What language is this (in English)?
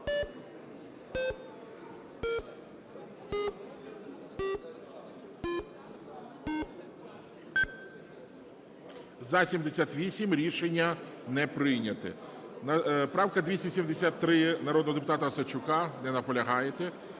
Ukrainian